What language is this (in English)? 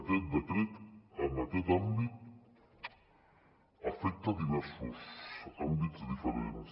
Catalan